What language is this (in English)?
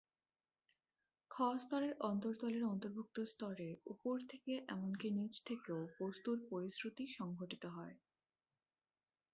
Bangla